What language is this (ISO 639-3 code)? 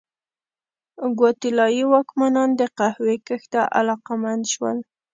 pus